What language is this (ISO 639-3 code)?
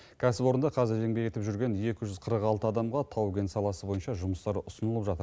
kaz